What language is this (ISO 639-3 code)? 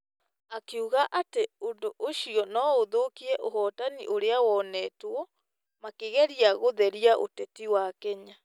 kik